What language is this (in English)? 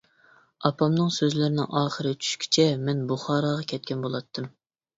Uyghur